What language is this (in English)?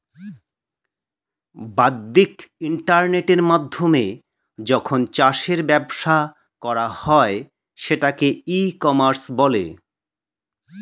Bangla